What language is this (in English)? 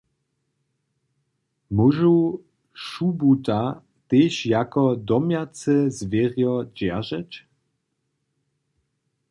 Upper Sorbian